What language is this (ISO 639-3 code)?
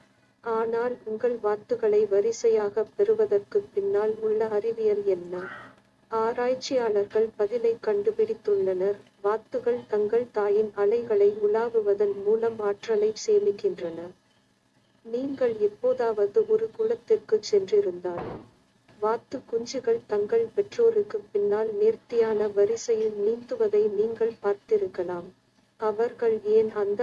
por